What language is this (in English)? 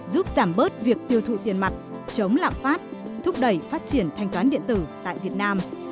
Vietnamese